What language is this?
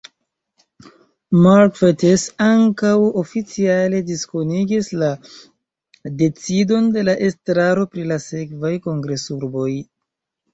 Esperanto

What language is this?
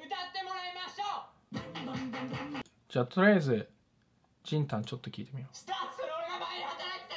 Japanese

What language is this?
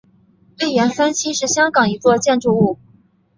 Chinese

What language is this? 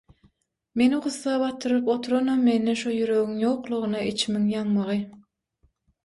Turkmen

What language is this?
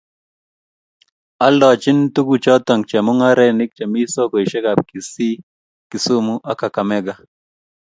Kalenjin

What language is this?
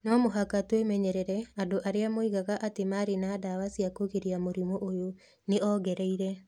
Kikuyu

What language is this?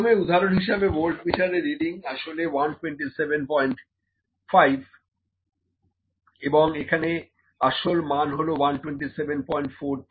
Bangla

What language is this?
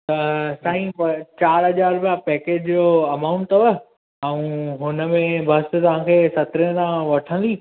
Sindhi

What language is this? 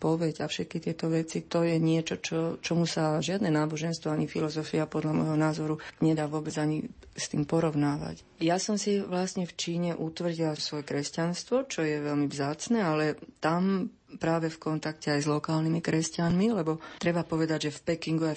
Slovak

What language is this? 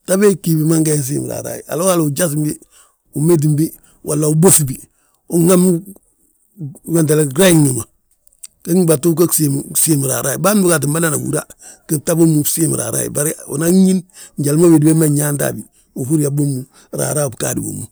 Balanta-Ganja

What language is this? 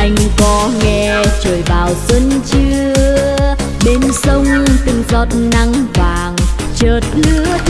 Vietnamese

